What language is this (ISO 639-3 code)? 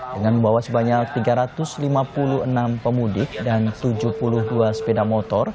ind